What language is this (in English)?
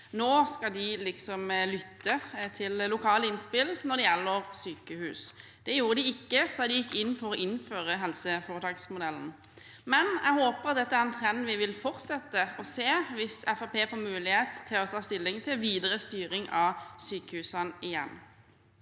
Norwegian